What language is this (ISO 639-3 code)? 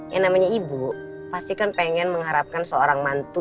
ind